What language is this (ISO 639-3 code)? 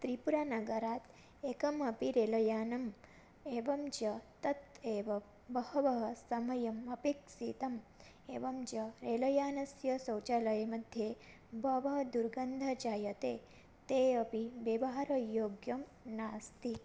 san